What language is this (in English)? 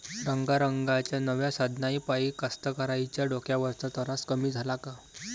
Marathi